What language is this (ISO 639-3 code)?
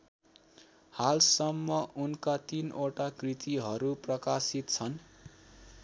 nep